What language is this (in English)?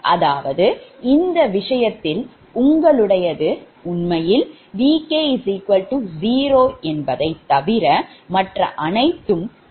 Tamil